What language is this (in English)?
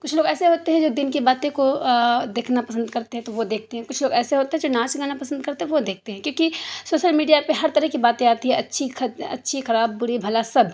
Urdu